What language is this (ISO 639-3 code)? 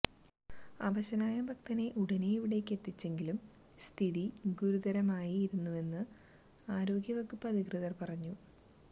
mal